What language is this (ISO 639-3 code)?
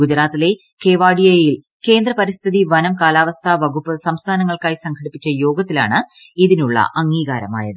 mal